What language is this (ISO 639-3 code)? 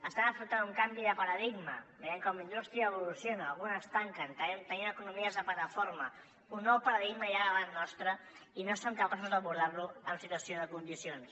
cat